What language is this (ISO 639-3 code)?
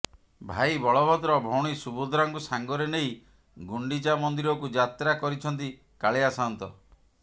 ori